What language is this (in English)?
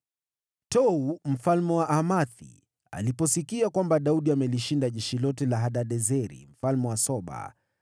Swahili